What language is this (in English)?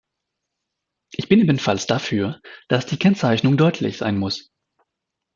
German